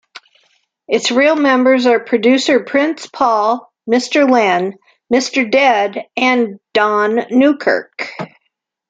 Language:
English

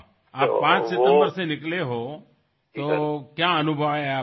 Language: Assamese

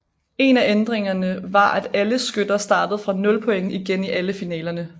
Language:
Danish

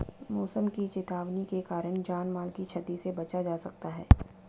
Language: Hindi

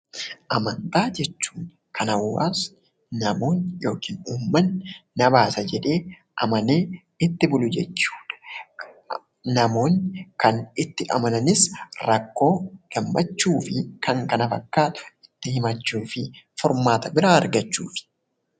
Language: Oromo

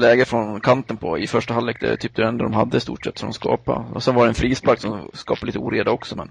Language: Swedish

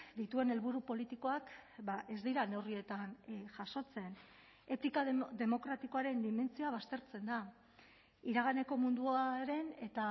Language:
Basque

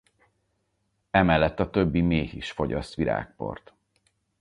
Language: Hungarian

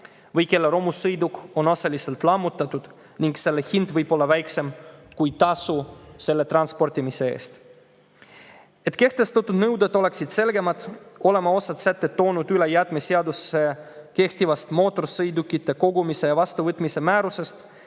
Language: Estonian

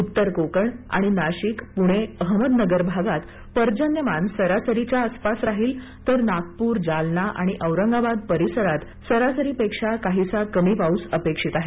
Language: Marathi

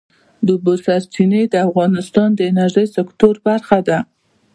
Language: Pashto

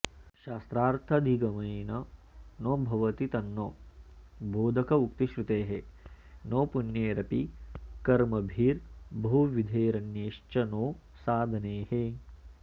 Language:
Sanskrit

